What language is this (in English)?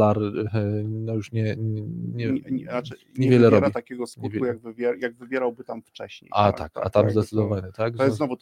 Polish